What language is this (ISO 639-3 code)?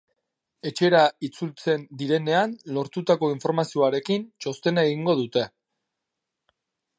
eus